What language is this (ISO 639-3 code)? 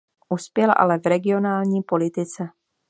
ces